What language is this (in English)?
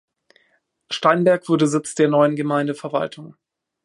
German